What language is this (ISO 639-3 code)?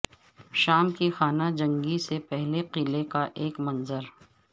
urd